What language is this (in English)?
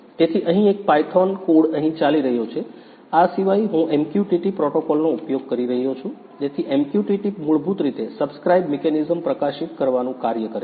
Gujarati